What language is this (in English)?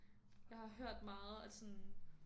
Danish